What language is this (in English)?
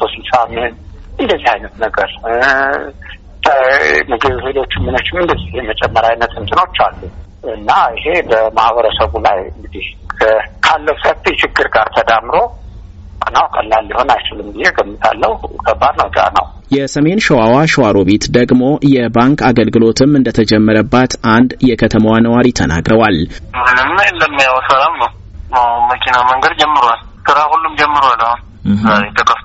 Amharic